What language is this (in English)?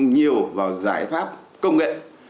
Vietnamese